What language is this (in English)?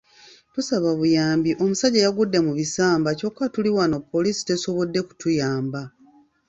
Ganda